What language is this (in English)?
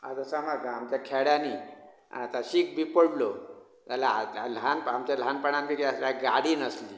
Konkani